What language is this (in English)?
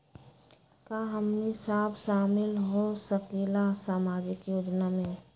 Magahi